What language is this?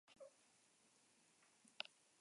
Basque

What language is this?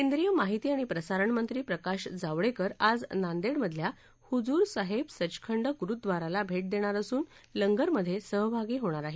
Marathi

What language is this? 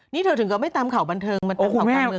Thai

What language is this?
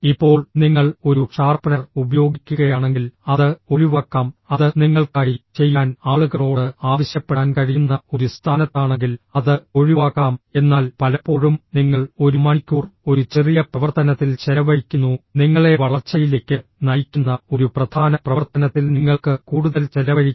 Malayalam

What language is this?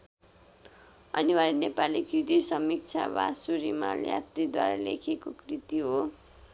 Nepali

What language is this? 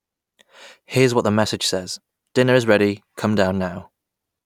English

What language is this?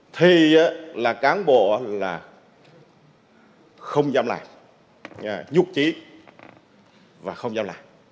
Vietnamese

